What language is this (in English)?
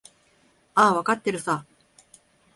Japanese